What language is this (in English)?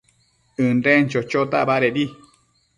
Matsés